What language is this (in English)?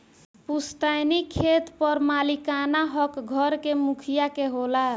Bhojpuri